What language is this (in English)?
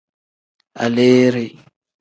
Tem